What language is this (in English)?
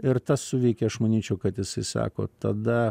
Lithuanian